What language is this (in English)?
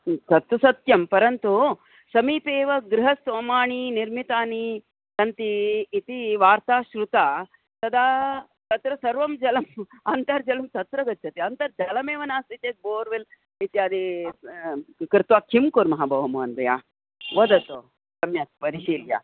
Sanskrit